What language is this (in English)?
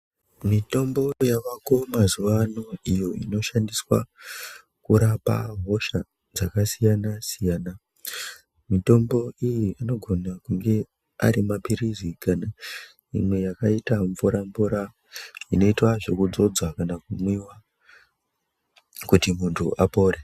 Ndau